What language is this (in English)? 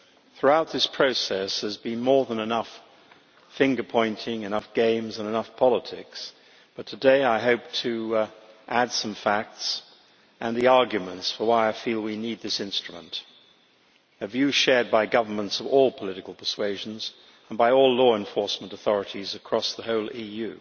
English